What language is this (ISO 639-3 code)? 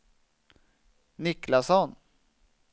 swe